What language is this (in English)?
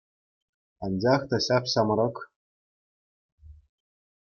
Chuvash